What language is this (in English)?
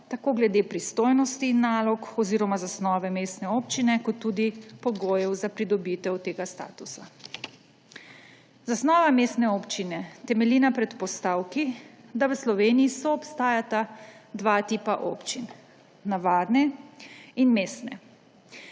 Slovenian